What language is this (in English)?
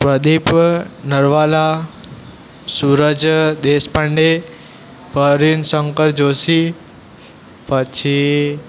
Gujarati